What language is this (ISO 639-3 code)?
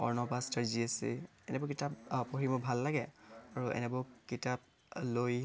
asm